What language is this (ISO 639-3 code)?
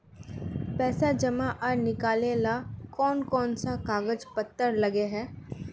mag